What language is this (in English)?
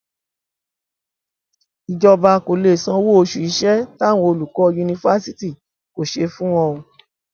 Yoruba